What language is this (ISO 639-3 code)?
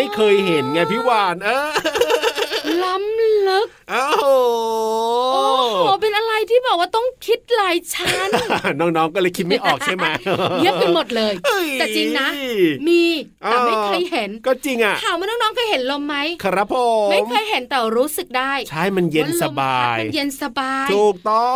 tha